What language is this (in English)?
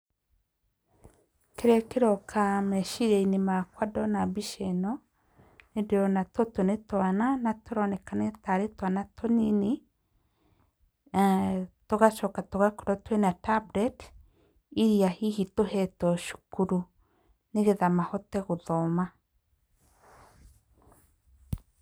Kikuyu